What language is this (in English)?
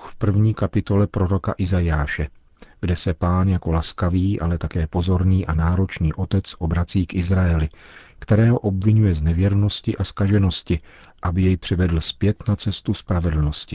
Czech